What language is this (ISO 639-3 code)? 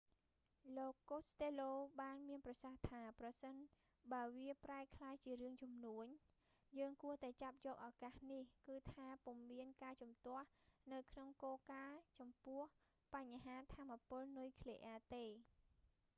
khm